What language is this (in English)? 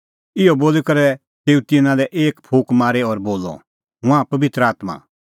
Kullu Pahari